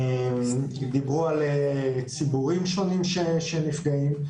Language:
Hebrew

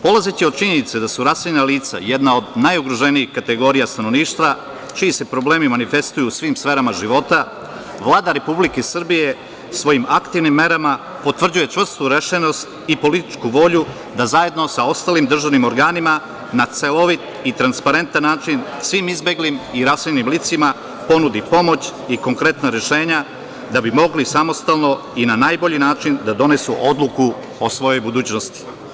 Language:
Serbian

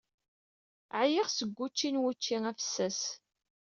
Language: Kabyle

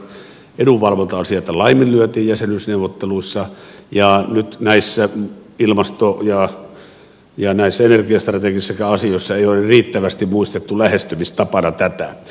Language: Finnish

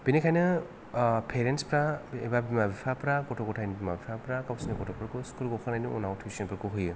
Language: Bodo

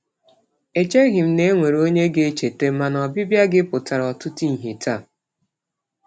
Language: Igbo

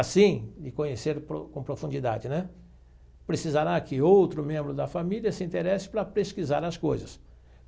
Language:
Portuguese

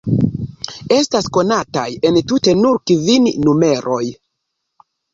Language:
Esperanto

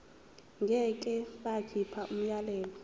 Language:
Zulu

